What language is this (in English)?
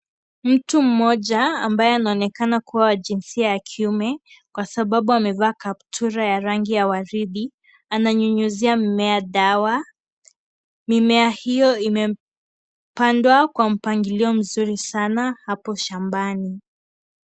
Swahili